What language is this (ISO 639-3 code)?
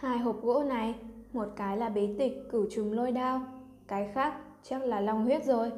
vie